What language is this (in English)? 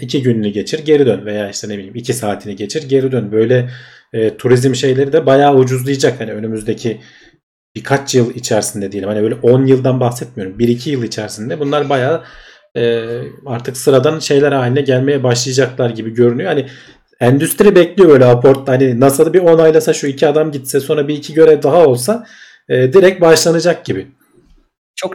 Turkish